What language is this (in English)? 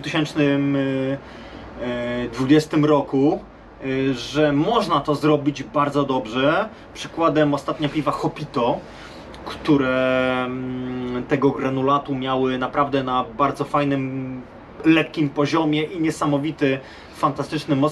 Polish